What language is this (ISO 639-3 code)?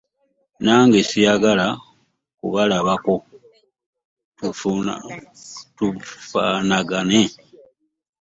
lug